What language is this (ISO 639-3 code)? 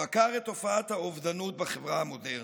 heb